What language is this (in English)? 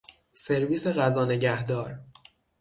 Persian